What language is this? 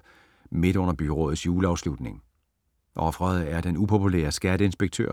Danish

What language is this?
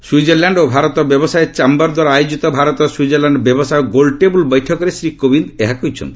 Odia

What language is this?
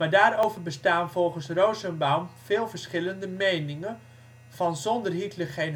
Dutch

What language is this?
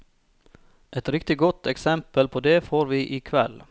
Norwegian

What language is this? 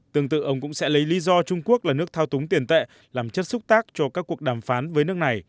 Vietnamese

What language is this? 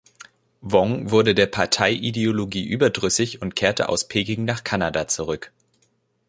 German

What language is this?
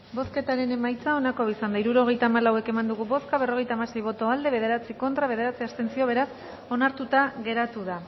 Basque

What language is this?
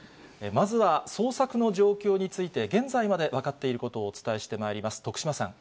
Japanese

